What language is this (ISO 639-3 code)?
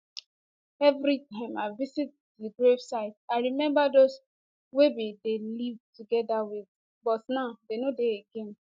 pcm